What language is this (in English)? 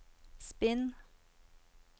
Norwegian